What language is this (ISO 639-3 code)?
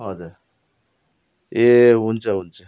nep